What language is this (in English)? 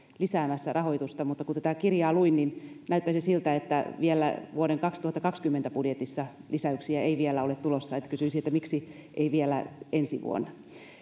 Finnish